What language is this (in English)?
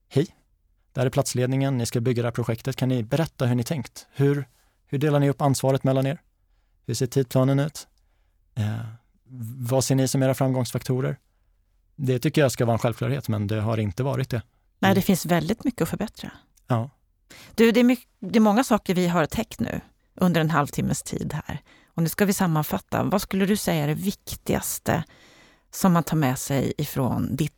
Swedish